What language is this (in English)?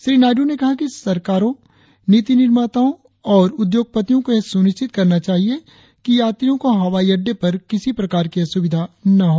Hindi